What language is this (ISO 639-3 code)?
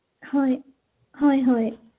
asm